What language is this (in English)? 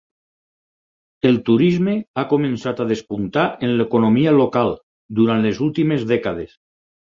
Catalan